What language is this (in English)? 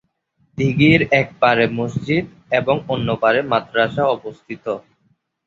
Bangla